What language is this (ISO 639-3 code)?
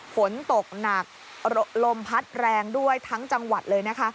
tha